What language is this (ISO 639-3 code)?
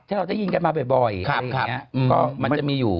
tha